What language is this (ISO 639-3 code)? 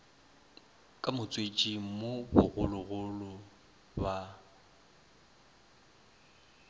nso